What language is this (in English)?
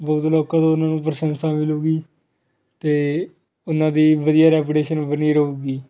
Punjabi